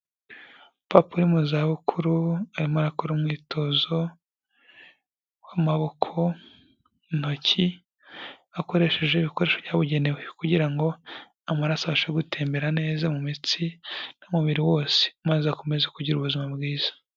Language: Kinyarwanda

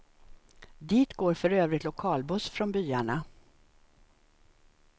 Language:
Swedish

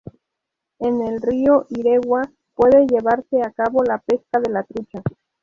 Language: Spanish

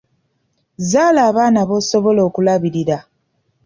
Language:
Ganda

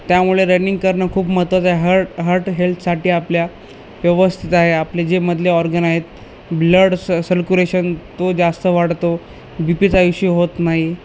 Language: Marathi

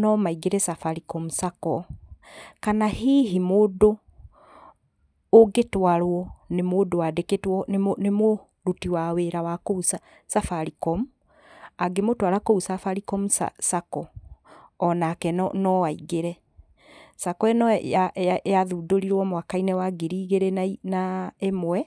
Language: Kikuyu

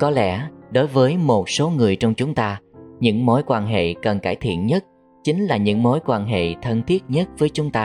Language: Vietnamese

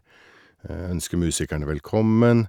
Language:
Norwegian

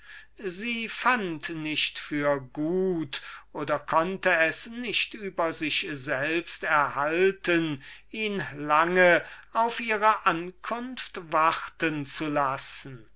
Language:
German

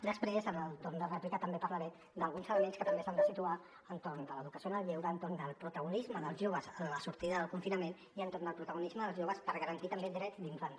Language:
Catalan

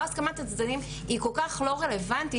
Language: Hebrew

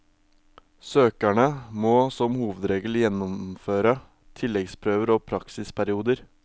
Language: Norwegian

